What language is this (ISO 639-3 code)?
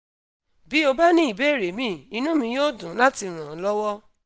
yor